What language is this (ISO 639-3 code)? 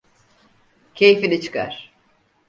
tur